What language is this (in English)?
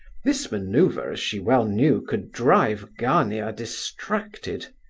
English